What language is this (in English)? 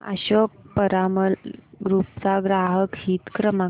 Marathi